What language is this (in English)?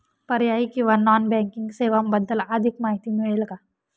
Marathi